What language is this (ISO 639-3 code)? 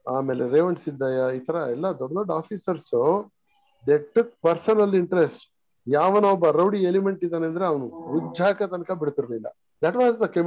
kan